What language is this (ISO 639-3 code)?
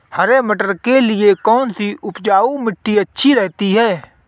hin